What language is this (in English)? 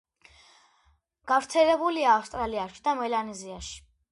Georgian